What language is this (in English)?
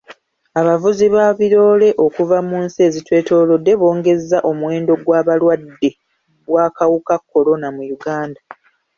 Ganda